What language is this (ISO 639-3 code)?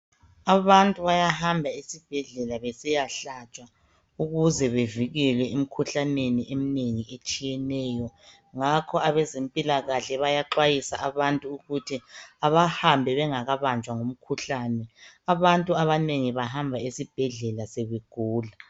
nde